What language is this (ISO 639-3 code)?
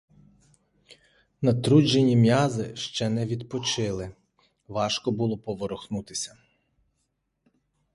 ukr